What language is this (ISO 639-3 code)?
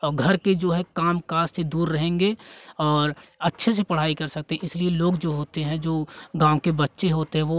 hin